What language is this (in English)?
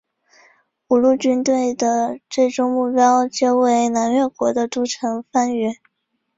Chinese